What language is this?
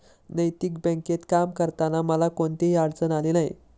Marathi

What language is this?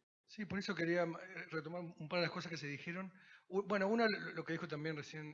Spanish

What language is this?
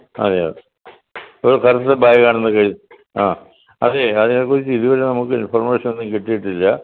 Malayalam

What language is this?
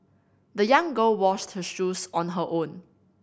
English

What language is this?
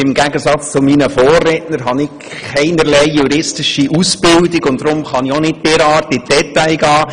Swiss German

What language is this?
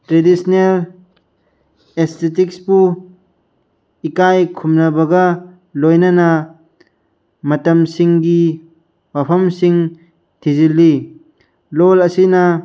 Manipuri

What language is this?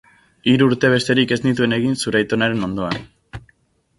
Basque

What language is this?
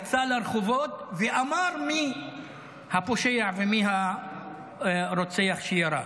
Hebrew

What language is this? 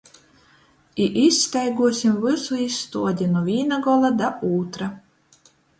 Latgalian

